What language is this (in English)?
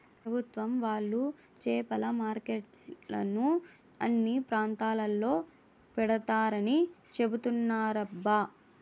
Telugu